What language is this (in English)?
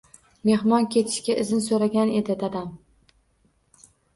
Uzbek